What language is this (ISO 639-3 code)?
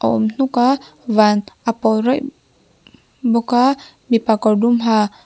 lus